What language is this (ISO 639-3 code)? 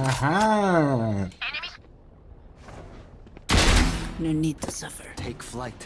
eng